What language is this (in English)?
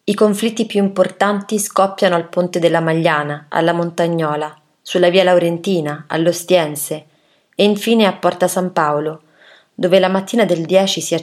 Italian